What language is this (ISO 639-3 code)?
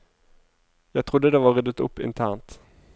nor